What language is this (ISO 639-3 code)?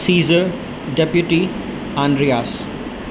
urd